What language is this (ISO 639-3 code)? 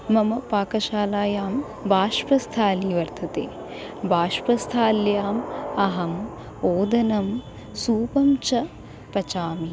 san